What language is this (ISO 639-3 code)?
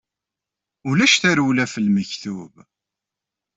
kab